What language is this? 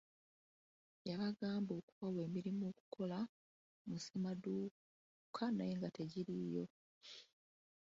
Ganda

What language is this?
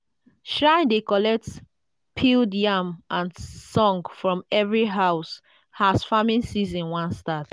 Nigerian Pidgin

